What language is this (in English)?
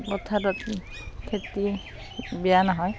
Assamese